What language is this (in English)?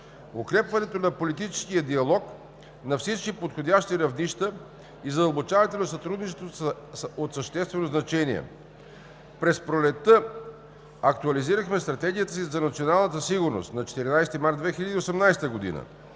Bulgarian